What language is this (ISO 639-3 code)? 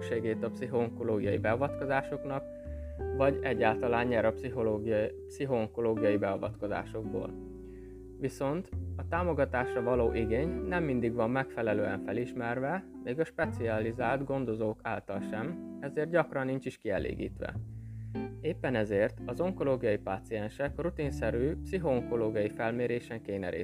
hun